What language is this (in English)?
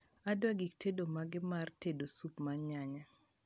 Luo (Kenya and Tanzania)